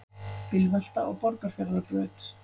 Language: Icelandic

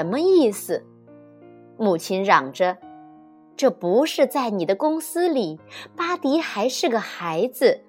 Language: Chinese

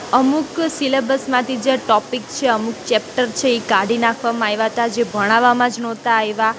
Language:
Gujarati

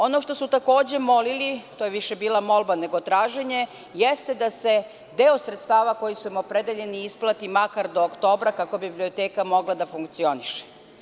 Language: Serbian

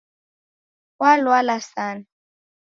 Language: Taita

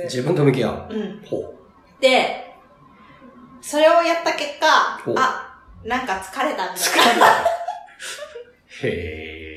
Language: Japanese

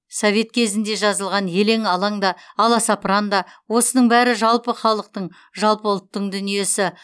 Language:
Kazakh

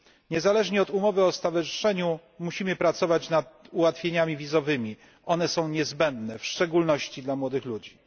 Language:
Polish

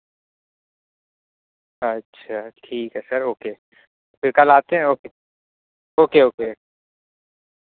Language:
Urdu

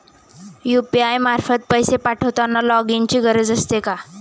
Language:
Marathi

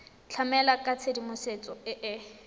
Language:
Tswana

